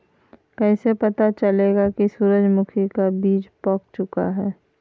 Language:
Magahi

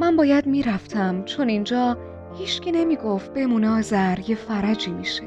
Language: Persian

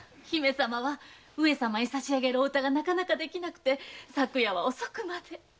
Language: Japanese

